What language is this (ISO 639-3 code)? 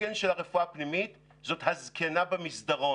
heb